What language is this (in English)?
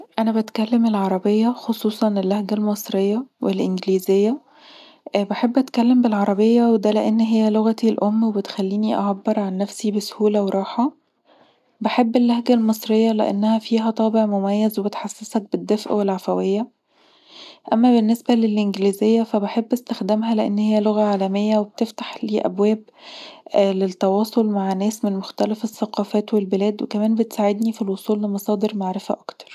Egyptian Arabic